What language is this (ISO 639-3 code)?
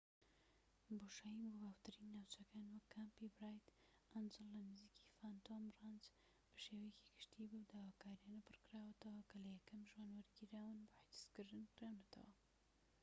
ckb